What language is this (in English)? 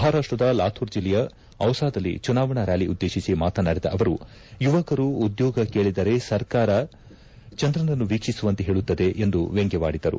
Kannada